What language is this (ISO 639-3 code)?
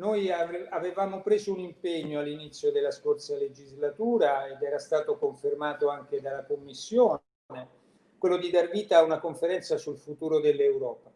ita